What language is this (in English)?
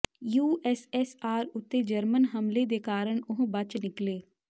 Punjabi